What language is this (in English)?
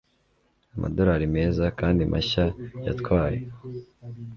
Kinyarwanda